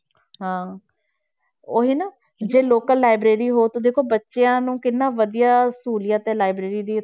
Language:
Punjabi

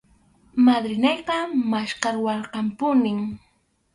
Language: Arequipa-La Unión Quechua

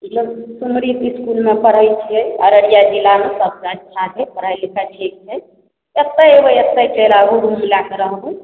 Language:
Maithili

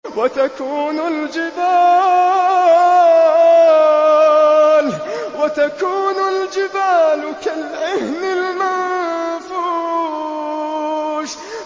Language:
Arabic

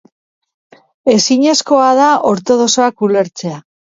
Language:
Basque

